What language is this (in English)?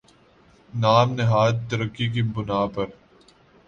Urdu